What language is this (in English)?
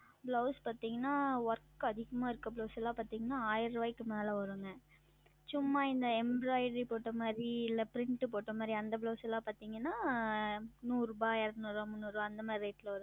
Tamil